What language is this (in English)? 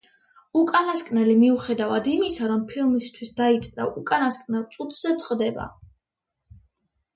Georgian